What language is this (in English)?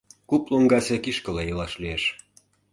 Mari